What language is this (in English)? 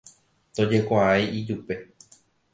Guarani